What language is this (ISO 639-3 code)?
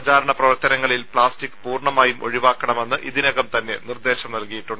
mal